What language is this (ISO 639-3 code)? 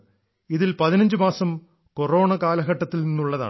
mal